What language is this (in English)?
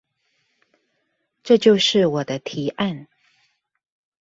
Chinese